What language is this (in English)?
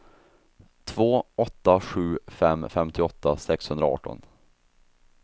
Swedish